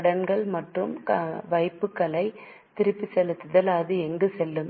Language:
Tamil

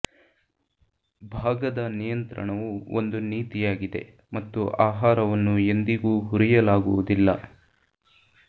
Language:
Kannada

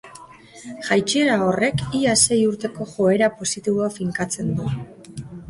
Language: Basque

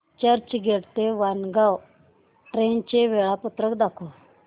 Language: Marathi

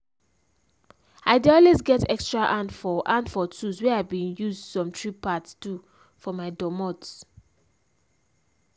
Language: Nigerian Pidgin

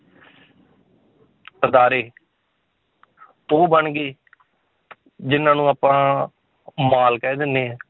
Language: Punjabi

